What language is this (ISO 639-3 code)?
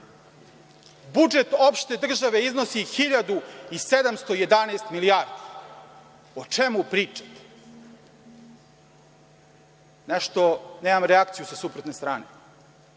srp